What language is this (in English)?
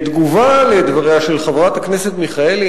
Hebrew